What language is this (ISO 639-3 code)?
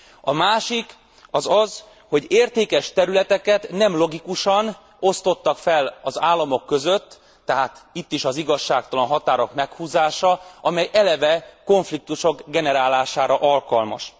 hun